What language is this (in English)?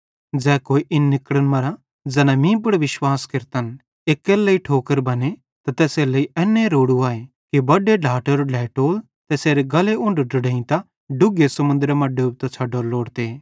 Bhadrawahi